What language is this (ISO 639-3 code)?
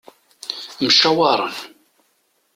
kab